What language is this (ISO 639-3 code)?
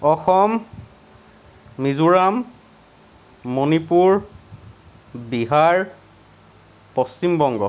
asm